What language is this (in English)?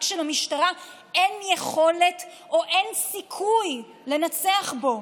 Hebrew